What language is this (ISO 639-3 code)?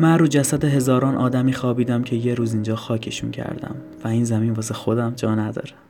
fas